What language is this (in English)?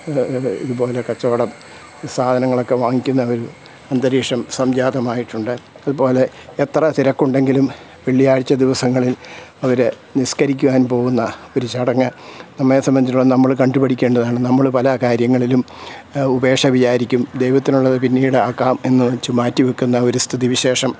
Malayalam